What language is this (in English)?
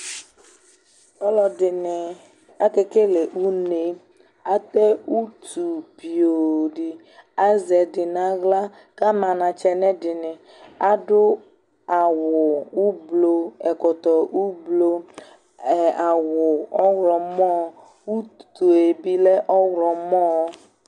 Ikposo